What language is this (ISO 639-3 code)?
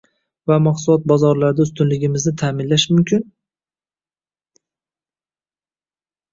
uzb